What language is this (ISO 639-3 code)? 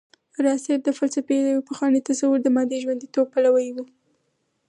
pus